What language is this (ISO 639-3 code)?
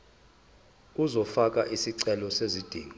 zul